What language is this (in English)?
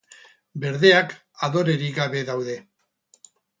Basque